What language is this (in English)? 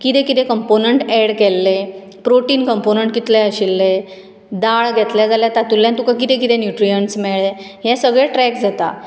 Konkani